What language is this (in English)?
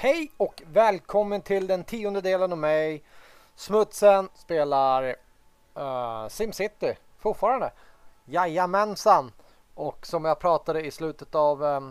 Swedish